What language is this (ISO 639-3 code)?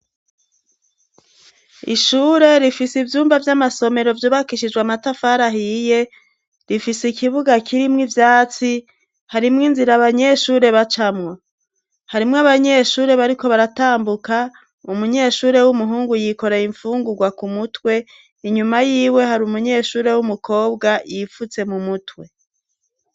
run